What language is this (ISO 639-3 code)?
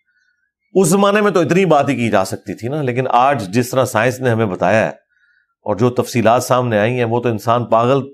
urd